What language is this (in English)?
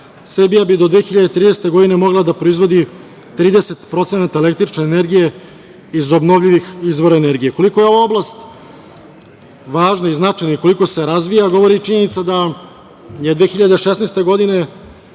Serbian